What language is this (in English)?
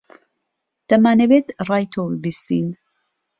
Central Kurdish